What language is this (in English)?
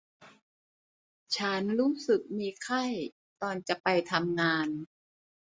Thai